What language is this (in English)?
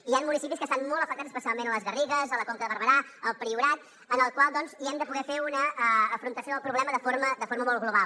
Catalan